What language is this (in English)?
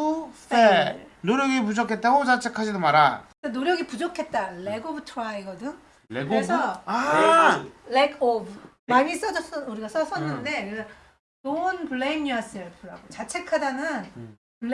Korean